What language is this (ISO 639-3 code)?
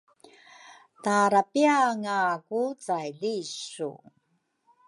dru